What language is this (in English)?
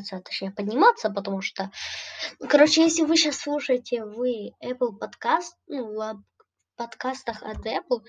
Russian